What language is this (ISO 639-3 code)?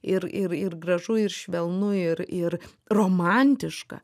lit